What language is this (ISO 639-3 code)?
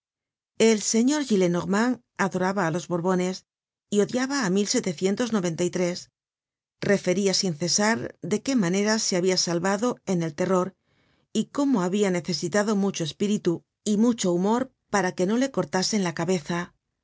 spa